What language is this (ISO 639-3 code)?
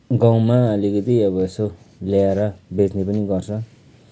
nep